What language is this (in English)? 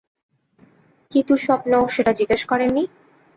Bangla